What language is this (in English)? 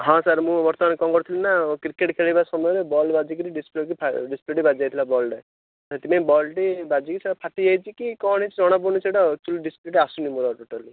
Odia